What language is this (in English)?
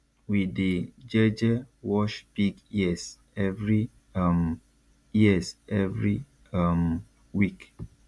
Nigerian Pidgin